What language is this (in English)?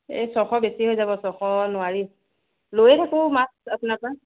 Assamese